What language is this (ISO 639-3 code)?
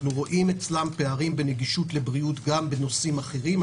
heb